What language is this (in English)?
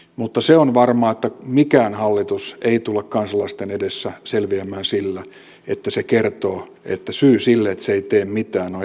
Finnish